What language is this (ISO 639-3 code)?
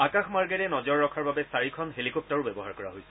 asm